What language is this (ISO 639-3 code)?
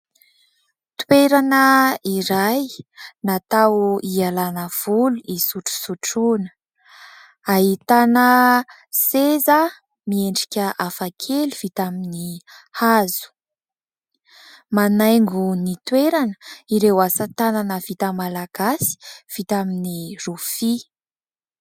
mlg